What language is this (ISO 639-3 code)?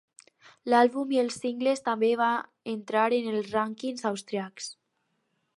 cat